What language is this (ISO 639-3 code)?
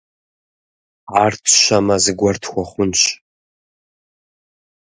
kbd